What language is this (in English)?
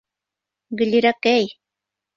Bashkir